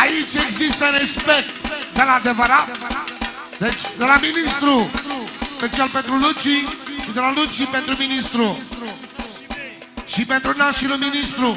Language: Romanian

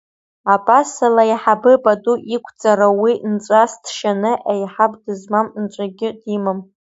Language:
Abkhazian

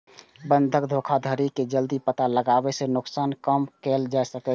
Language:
Maithili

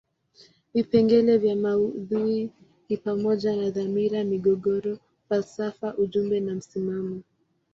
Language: Swahili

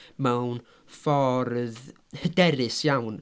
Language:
Welsh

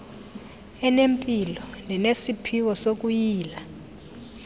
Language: Xhosa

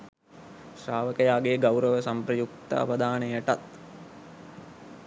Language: Sinhala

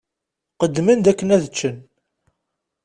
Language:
Kabyle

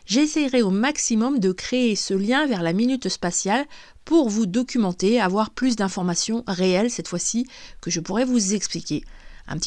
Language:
French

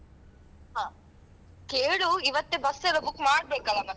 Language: Kannada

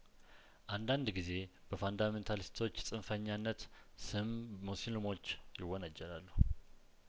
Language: Amharic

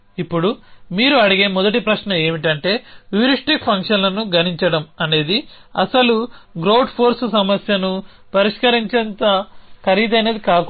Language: Telugu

